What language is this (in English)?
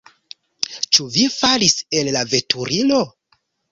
Esperanto